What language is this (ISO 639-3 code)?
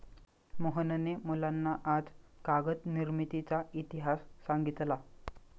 mar